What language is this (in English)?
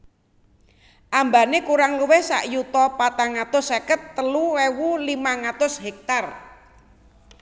Javanese